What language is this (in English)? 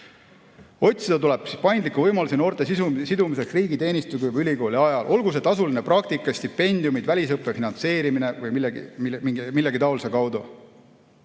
Estonian